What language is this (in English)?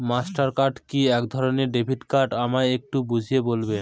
Bangla